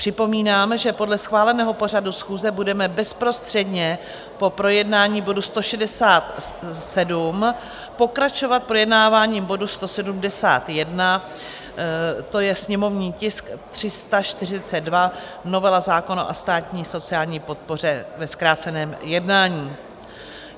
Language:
Czech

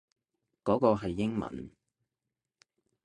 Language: Cantonese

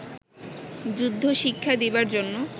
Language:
Bangla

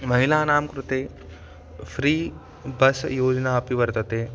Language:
Sanskrit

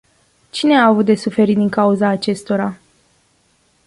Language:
Romanian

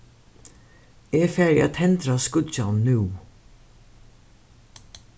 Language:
Faroese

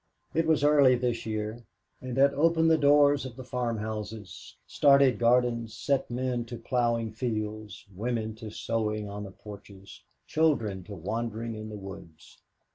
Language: English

